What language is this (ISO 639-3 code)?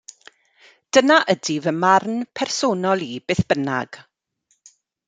cym